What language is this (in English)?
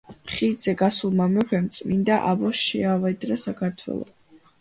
Georgian